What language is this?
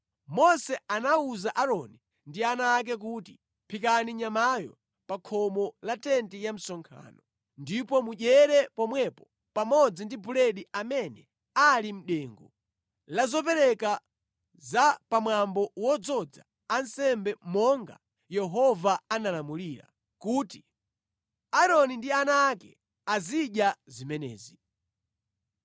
Nyanja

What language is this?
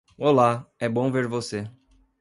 Portuguese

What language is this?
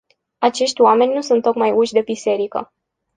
Romanian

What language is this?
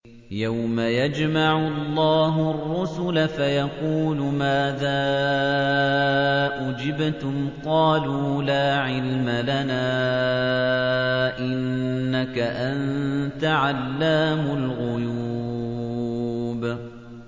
Arabic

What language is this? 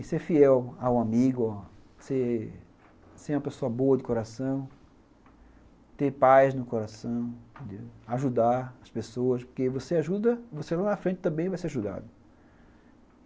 Portuguese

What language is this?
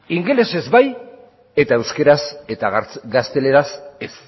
Basque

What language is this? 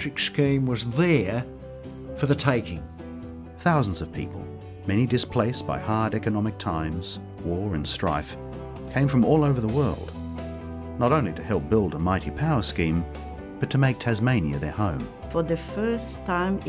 English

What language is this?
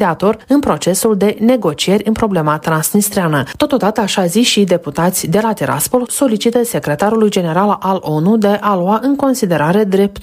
Romanian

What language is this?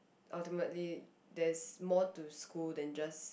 English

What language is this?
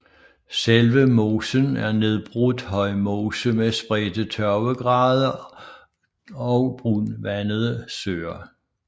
Danish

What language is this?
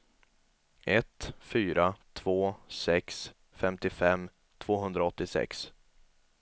Swedish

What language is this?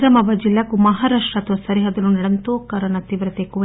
Telugu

